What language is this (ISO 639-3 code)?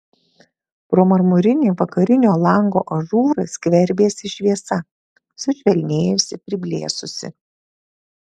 lit